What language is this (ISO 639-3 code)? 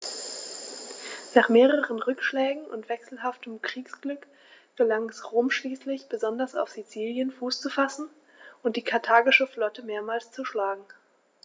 deu